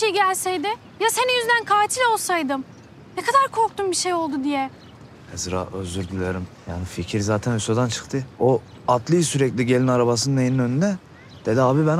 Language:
Turkish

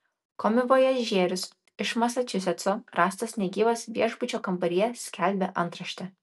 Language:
Lithuanian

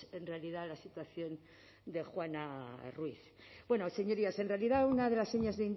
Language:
Spanish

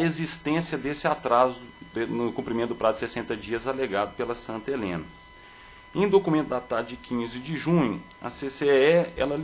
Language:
Portuguese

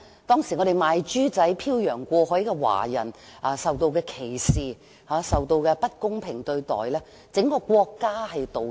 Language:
Cantonese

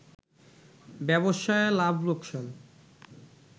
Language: Bangla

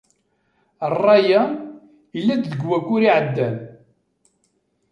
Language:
Kabyle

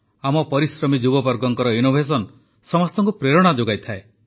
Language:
Odia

